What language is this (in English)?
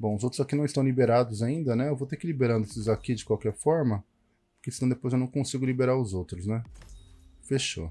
Portuguese